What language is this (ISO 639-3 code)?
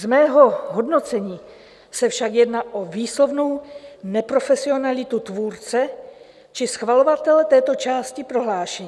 ces